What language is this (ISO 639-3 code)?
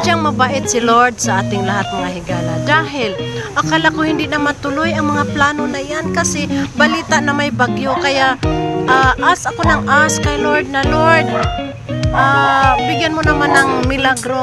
fil